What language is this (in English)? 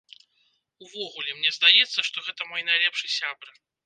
Belarusian